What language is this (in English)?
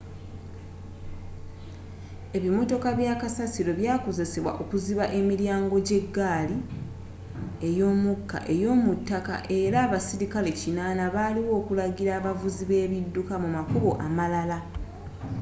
Ganda